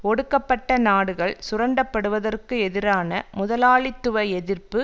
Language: Tamil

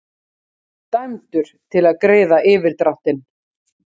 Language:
Icelandic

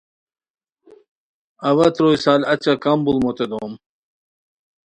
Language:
Khowar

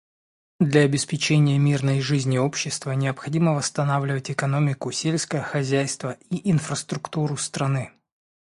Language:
Russian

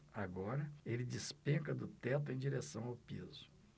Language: Portuguese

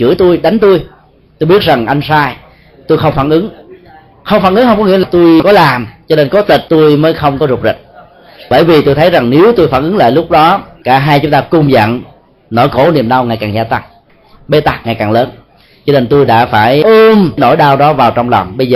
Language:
Vietnamese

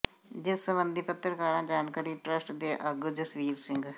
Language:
Punjabi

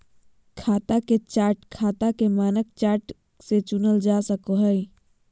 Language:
Magahi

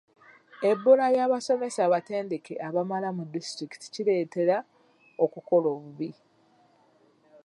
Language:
Ganda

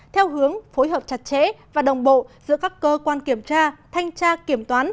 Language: Vietnamese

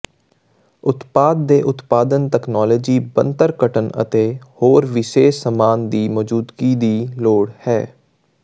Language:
Punjabi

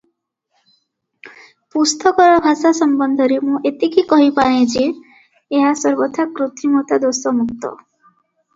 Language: Odia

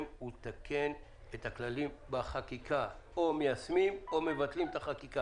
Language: Hebrew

